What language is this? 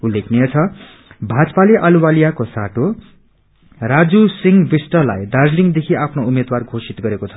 Nepali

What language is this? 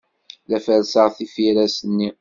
Kabyle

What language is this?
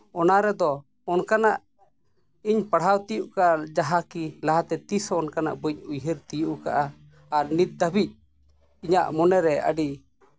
Santali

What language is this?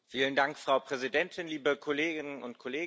German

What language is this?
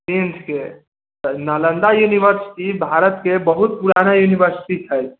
Maithili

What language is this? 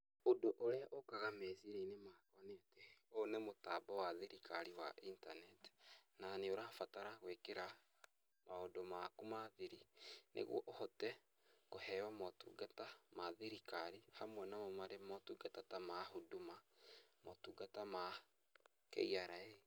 Kikuyu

